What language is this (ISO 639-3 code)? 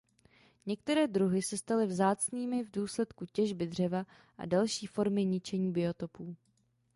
ces